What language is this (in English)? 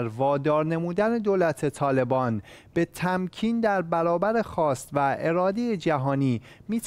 Persian